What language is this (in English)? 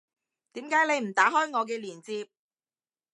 Cantonese